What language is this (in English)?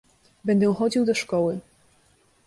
Polish